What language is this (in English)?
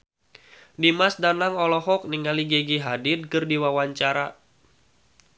Sundanese